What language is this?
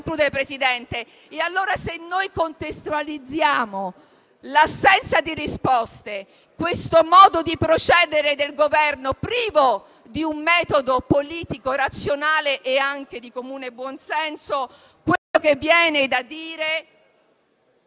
Italian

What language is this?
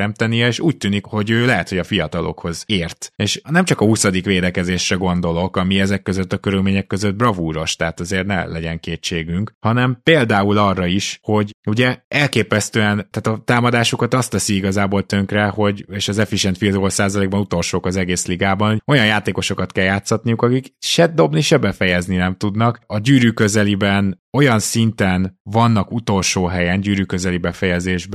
Hungarian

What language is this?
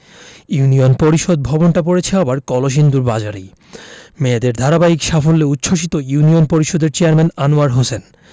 Bangla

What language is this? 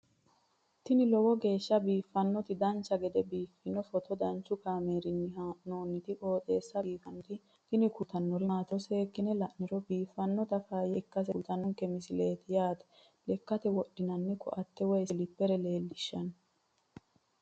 Sidamo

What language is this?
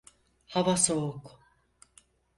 Turkish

